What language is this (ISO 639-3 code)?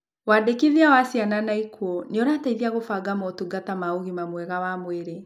kik